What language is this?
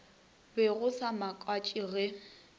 Northern Sotho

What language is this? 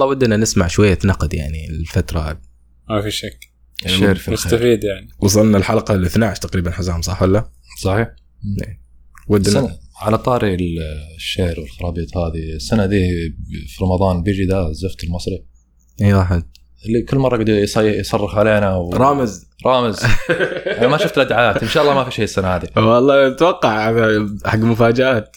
Arabic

